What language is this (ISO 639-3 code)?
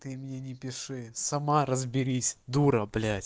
rus